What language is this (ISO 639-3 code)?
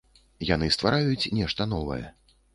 bel